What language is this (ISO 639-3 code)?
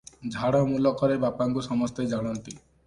ori